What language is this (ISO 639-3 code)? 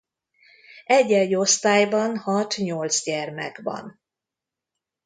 hun